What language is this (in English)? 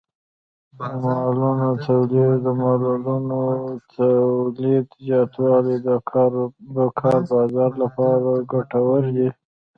Pashto